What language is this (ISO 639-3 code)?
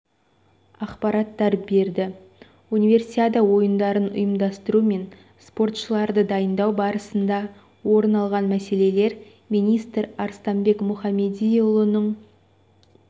kaz